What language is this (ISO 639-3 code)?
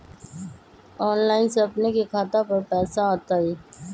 mag